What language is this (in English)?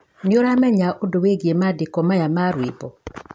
Kikuyu